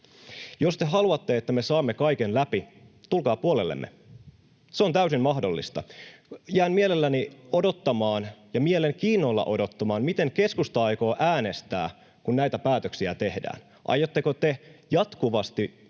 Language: Finnish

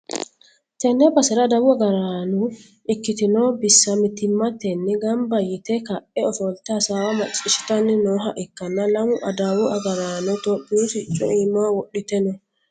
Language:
Sidamo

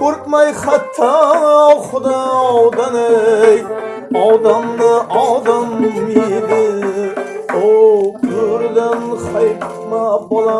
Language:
Uzbek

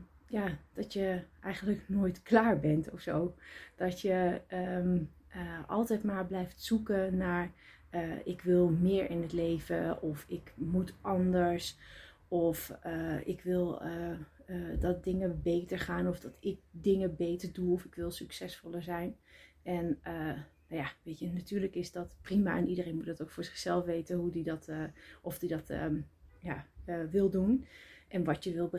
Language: Dutch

